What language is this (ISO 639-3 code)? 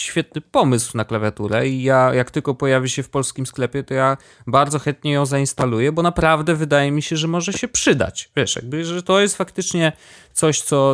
pol